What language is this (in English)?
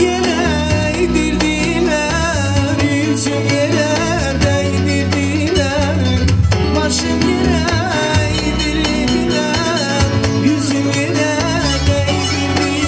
Turkish